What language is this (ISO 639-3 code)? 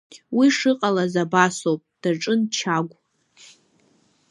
abk